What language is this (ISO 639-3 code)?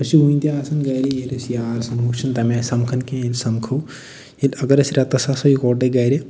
kas